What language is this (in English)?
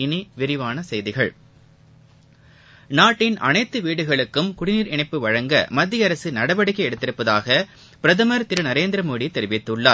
Tamil